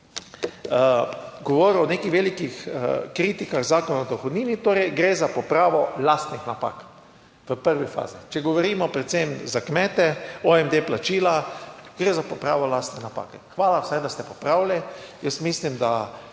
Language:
Slovenian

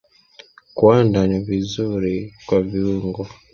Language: Swahili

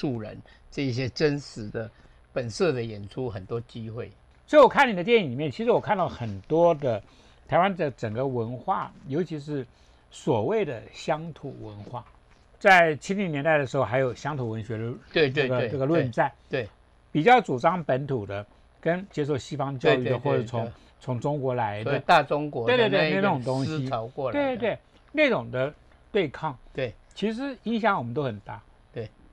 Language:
Chinese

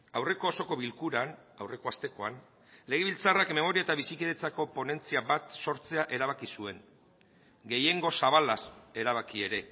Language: Basque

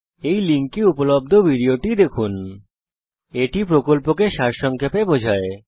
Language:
Bangla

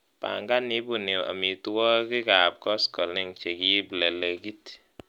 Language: Kalenjin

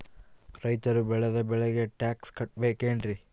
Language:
Kannada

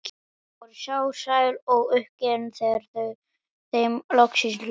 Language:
Icelandic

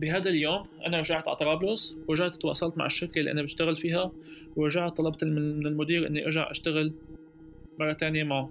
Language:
Arabic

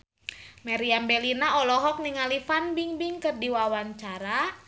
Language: Sundanese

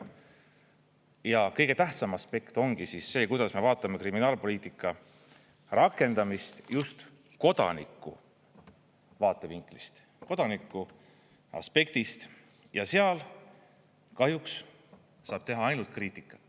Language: Estonian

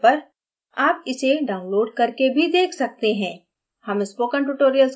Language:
Hindi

